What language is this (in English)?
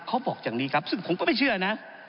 Thai